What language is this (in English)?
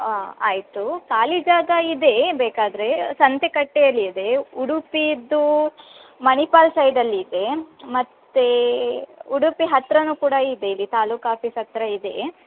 Kannada